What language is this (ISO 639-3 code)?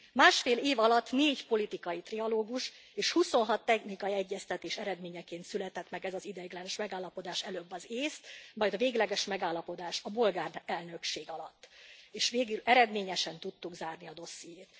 hun